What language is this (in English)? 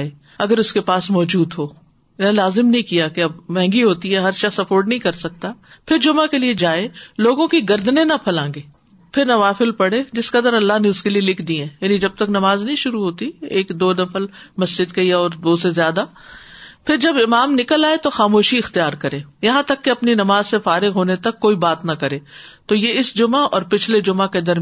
Urdu